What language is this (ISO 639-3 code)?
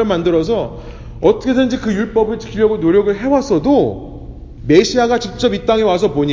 kor